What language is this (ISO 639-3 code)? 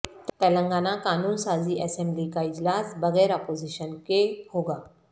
urd